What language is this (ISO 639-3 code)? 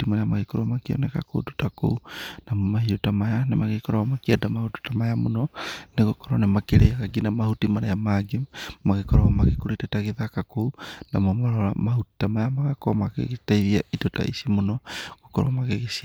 kik